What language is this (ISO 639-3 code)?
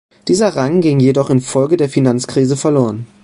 deu